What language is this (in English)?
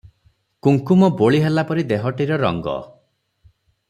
Odia